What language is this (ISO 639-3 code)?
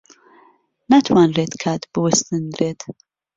ckb